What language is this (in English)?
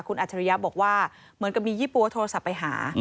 Thai